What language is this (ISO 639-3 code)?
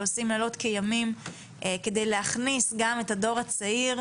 heb